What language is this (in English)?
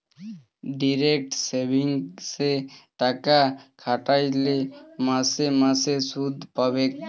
Bangla